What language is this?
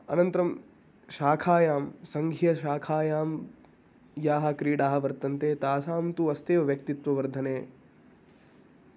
Sanskrit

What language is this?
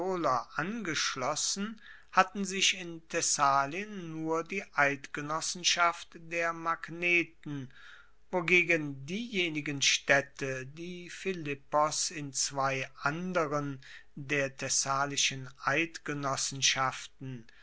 German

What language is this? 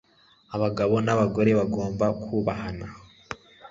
Kinyarwanda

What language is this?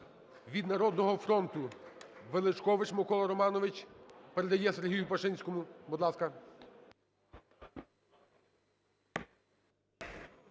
Ukrainian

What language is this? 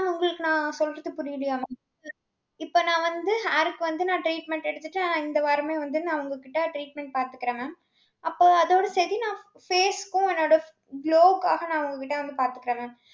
Tamil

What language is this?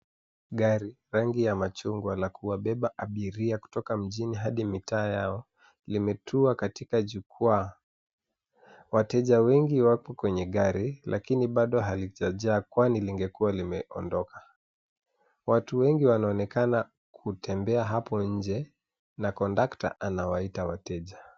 Swahili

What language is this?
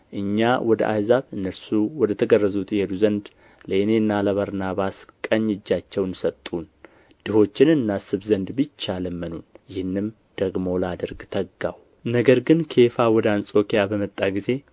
Amharic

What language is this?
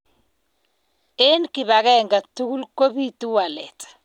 Kalenjin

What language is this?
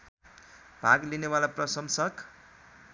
Nepali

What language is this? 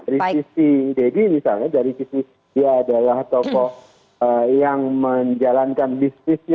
Indonesian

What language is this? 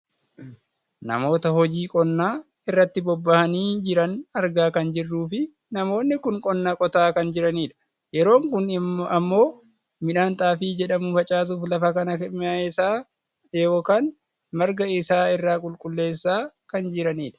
Oromo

